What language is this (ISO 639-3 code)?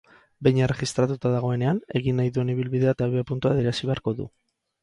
eus